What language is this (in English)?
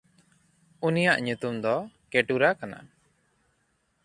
Santali